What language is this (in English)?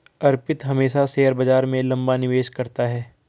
Hindi